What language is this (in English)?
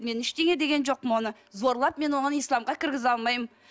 Kazakh